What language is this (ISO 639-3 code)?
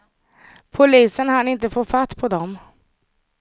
swe